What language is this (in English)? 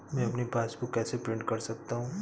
Hindi